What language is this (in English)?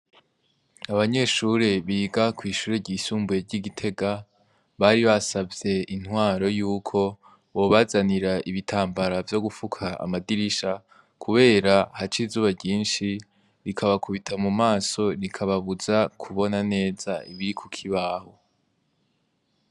Rundi